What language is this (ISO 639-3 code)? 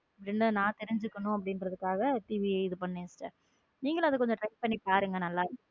tam